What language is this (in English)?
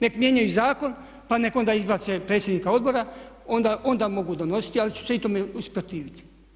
Croatian